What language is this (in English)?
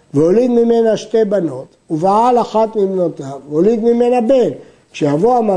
Hebrew